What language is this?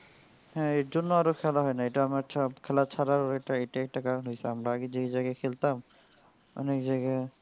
Bangla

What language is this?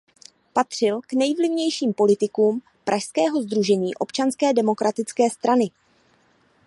Czech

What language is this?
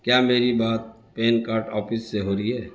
Urdu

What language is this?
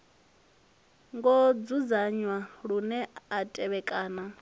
Venda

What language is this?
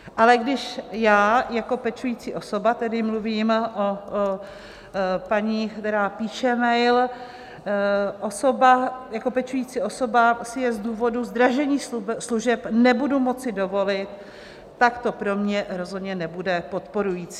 Czech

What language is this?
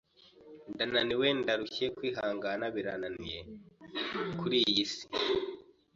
Kinyarwanda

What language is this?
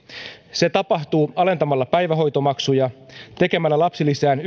Finnish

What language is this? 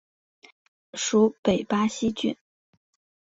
Chinese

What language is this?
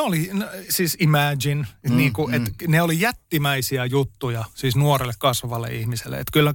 Finnish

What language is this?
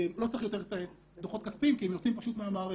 Hebrew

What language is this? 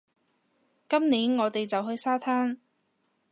Cantonese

